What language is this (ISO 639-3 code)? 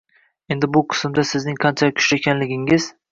uzb